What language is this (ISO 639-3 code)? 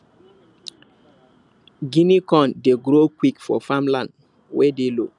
pcm